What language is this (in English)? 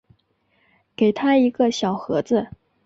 Chinese